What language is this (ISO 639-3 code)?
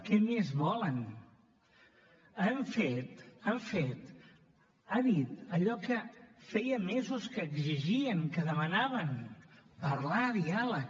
cat